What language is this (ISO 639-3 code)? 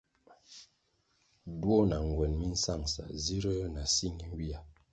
nmg